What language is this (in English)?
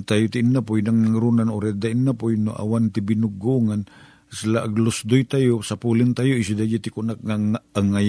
Filipino